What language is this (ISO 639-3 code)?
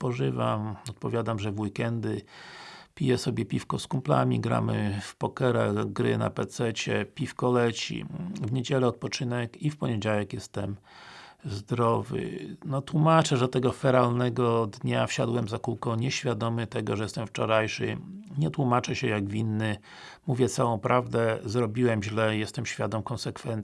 pol